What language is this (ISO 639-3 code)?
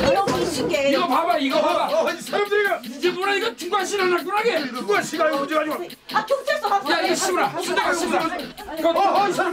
kor